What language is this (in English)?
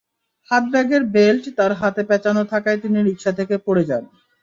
Bangla